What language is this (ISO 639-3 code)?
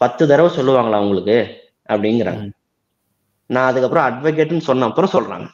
tam